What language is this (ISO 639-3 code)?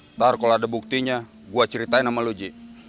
ind